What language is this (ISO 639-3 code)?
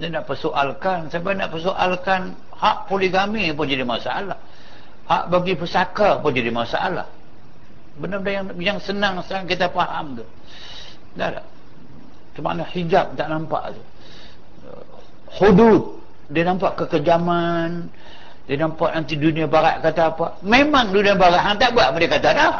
msa